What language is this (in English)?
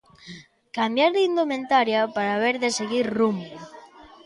Galician